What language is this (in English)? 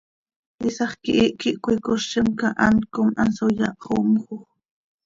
Seri